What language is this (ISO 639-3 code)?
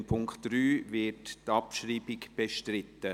gsw